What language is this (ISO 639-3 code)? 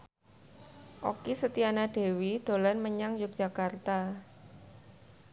jav